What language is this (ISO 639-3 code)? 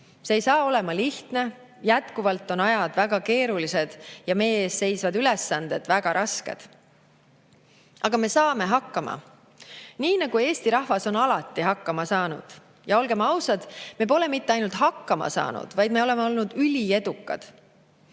est